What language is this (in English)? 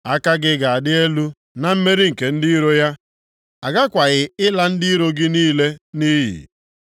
Igbo